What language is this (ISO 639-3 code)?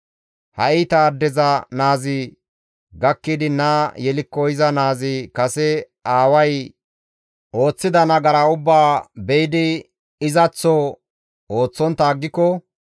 gmv